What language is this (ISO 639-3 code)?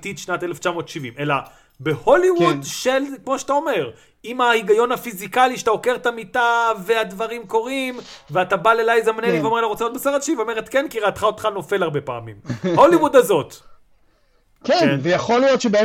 heb